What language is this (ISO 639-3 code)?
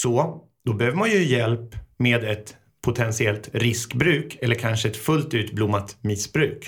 swe